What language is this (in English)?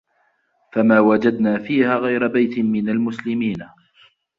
Arabic